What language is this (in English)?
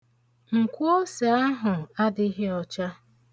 Igbo